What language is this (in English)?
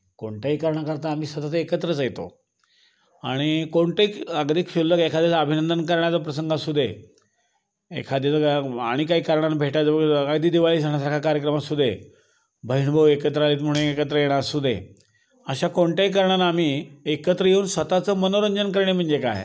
Marathi